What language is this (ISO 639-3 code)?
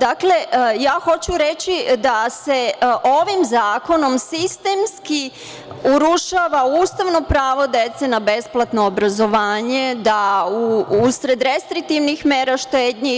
srp